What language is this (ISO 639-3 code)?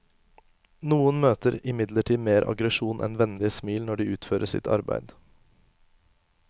nor